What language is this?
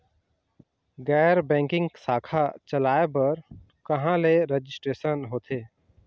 Chhattisgarhi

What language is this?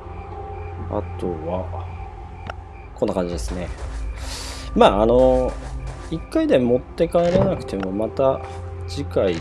Japanese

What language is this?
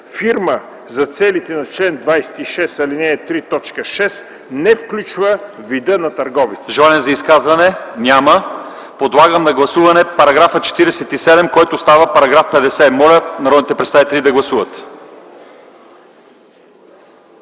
Bulgarian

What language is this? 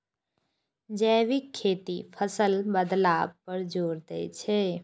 Maithili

